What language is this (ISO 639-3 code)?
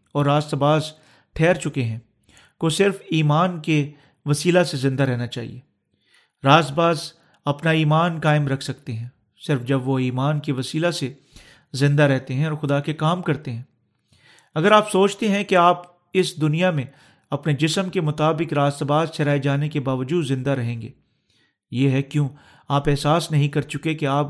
urd